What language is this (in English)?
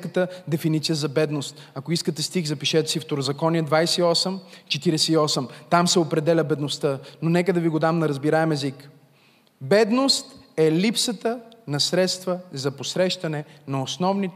Bulgarian